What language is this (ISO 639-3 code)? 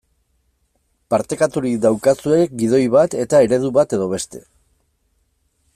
eus